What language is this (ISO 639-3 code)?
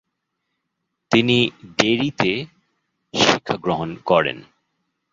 ben